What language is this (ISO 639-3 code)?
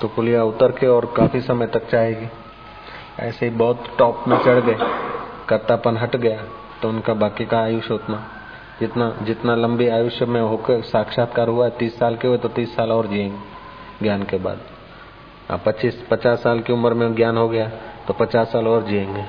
hin